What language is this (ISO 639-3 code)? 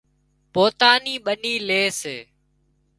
kxp